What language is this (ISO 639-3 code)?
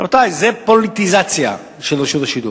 heb